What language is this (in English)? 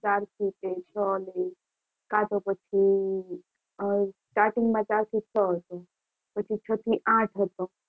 Gujarati